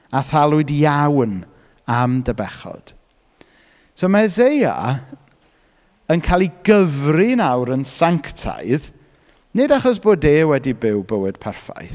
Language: Welsh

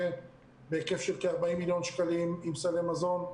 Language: Hebrew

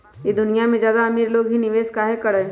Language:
Magahi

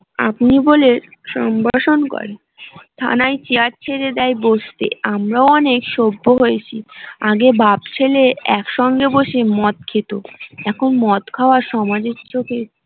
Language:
Bangla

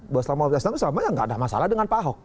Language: Indonesian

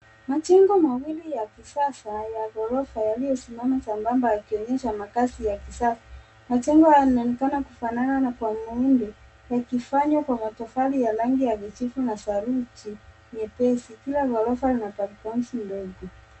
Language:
Swahili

